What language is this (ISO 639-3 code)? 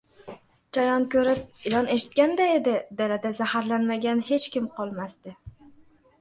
uzb